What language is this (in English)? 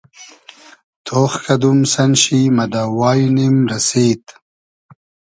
Hazaragi